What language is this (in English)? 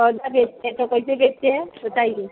Hindi